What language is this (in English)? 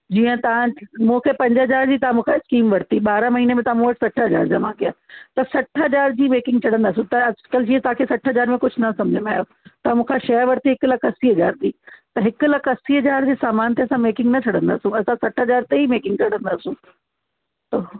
Sindhi